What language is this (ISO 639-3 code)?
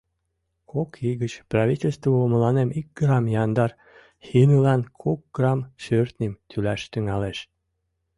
chm